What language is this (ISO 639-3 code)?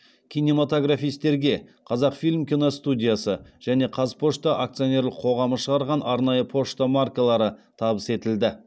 kaz